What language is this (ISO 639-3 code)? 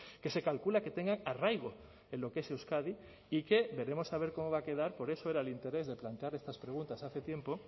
spa